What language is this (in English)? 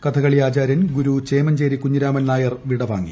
Malayalam